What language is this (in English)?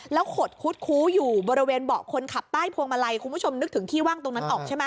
Thai